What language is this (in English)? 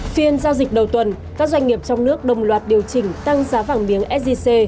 Vietnamese